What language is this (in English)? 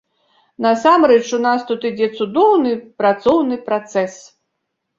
Belarusian